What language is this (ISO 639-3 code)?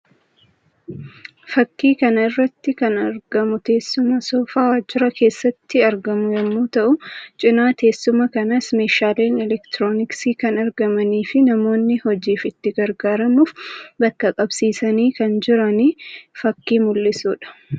orm